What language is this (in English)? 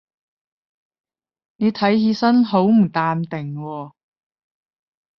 Cantonese